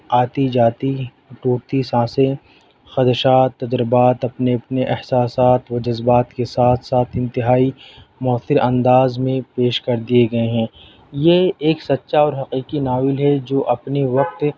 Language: Urdu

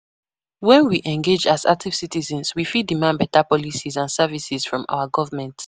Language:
Nigerian Pidgin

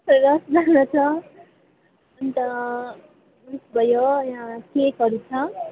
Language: Nepali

